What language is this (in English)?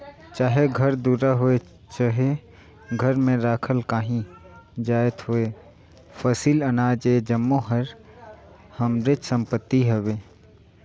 Chhattisgarhi